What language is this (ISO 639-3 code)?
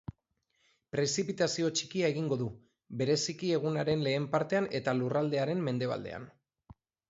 eus